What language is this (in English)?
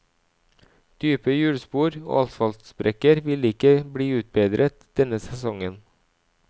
Norwegian